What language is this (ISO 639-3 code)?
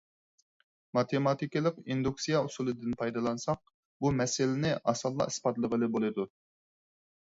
uig